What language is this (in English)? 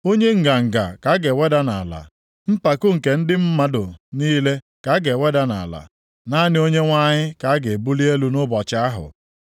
Igbo